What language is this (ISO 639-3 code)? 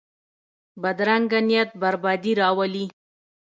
pus